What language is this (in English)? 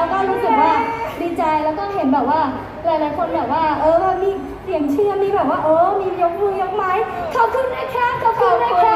Thai